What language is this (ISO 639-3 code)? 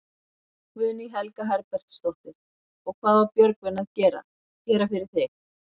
isl